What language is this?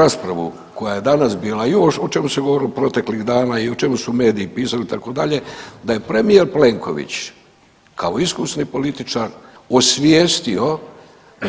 Croatian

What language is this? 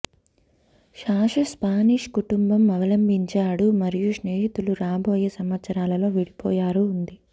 Telugu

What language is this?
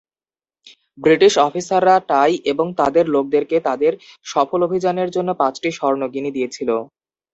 Bangla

